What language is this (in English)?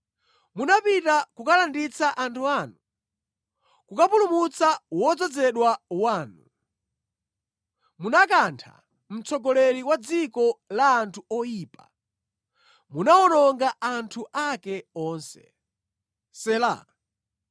Nyanja